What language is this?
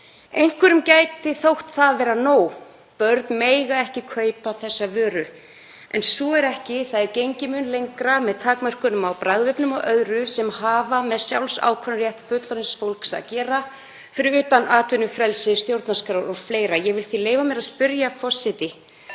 Icelandic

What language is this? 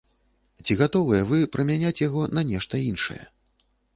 Belarusian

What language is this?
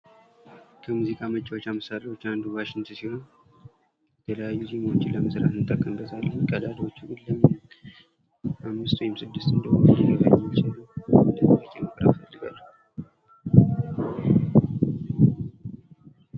Amharic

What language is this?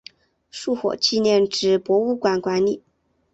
Chinese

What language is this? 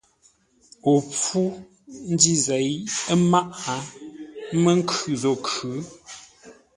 Ngombale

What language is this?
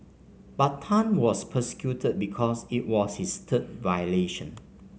English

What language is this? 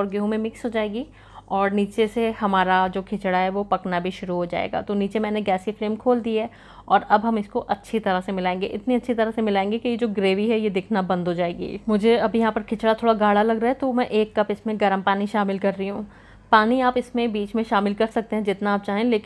Hindi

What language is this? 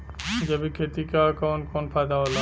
Bhojpuri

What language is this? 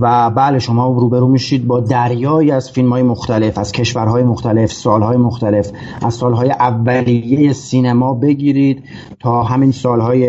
Persian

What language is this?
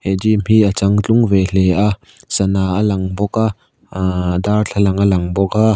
Mizo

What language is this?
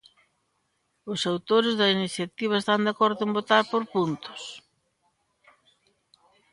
Galician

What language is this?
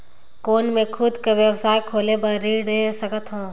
Chhattisgarhi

